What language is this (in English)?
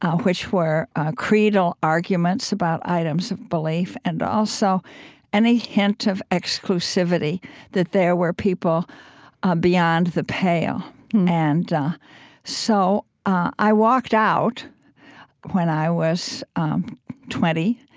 English